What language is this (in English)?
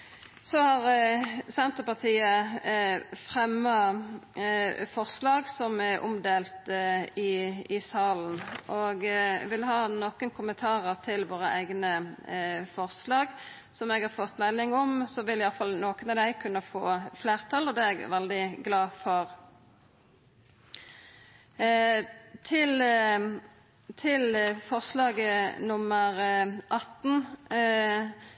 Norwegian Nynorsk